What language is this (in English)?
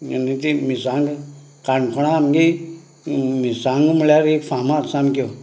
Konkani